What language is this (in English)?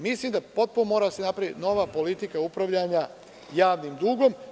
Serbian